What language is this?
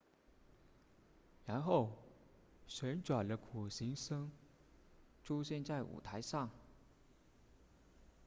Chinese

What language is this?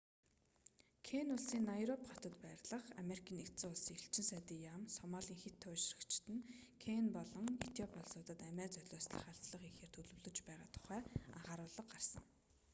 Mongolian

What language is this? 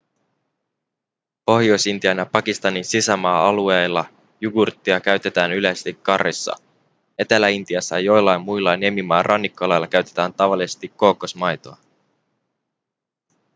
Finnish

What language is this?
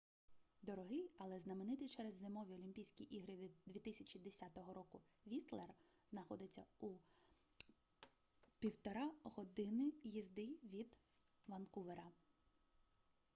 Ukrainian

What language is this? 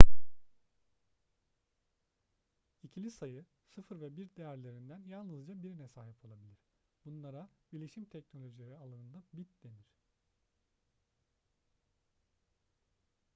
Turkish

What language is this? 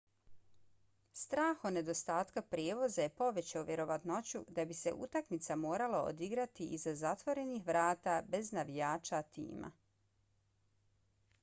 Bosnian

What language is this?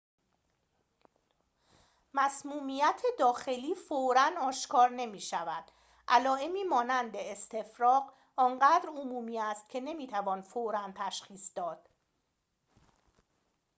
Persian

